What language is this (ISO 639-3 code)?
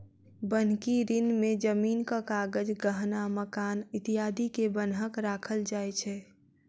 mai